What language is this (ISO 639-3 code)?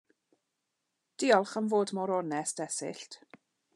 cym